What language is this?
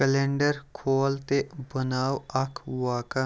Kashmiri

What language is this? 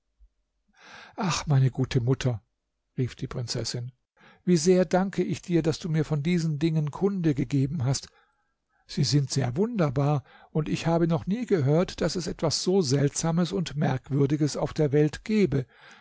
German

